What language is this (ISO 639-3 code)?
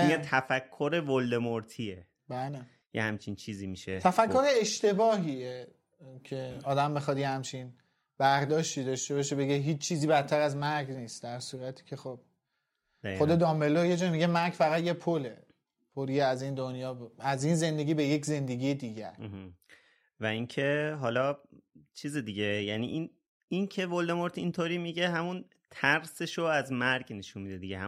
fas